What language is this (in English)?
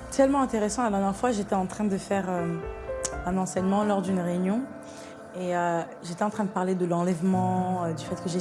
French